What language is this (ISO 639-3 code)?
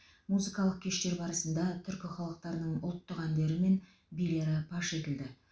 kaz